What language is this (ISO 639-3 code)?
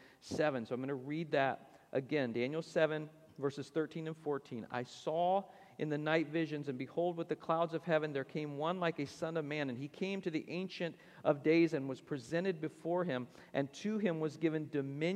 eng